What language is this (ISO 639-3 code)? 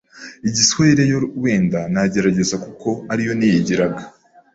kin